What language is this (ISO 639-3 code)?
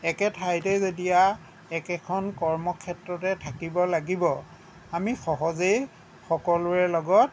asm